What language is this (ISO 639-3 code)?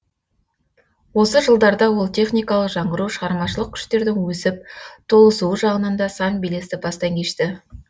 kaz